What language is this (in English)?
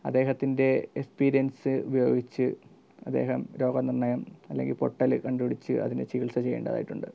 Malayalam